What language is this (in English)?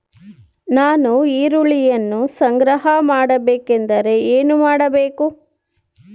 Kannada